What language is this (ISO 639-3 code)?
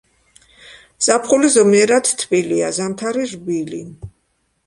kat